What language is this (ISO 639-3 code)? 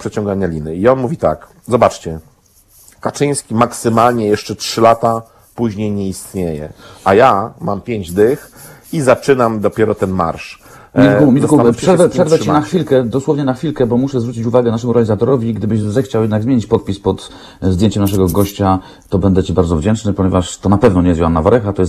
pol